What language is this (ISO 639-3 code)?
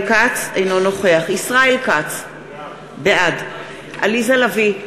heb